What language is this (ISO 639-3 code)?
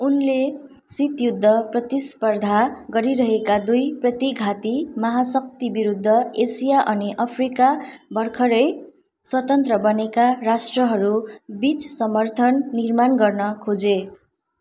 nep